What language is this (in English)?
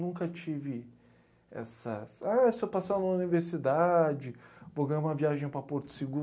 Portuguese